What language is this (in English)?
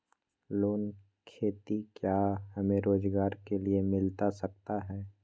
Magahi